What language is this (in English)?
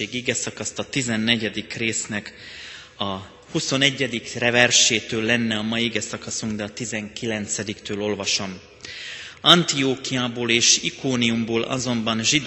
Hungarian